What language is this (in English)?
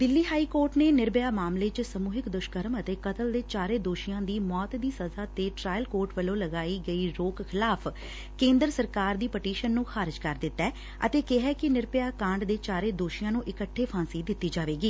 Punjabi